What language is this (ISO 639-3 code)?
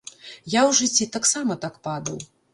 bel